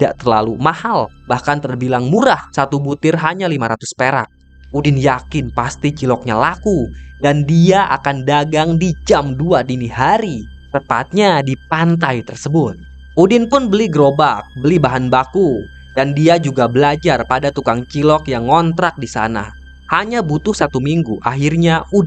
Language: Indonesian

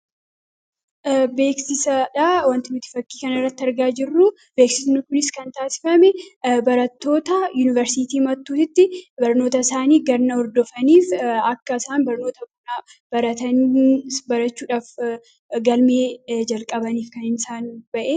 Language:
Oromo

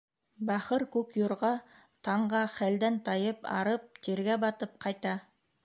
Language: Bashkir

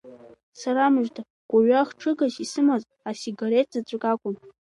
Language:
Abkhazian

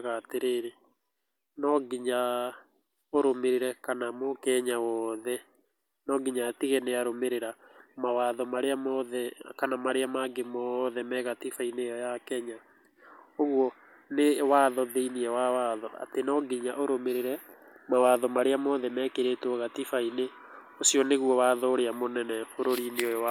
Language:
Kikuyu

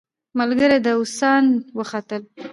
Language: Pashto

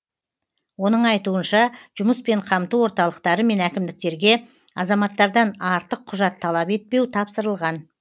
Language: Kazakh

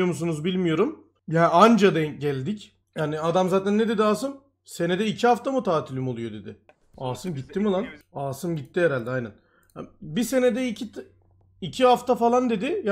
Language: Turkish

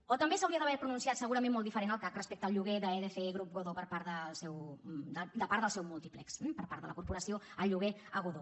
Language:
Catalan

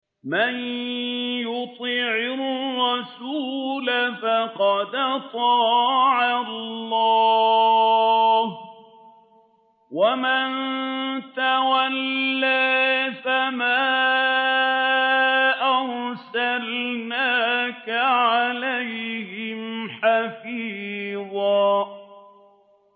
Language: Arabic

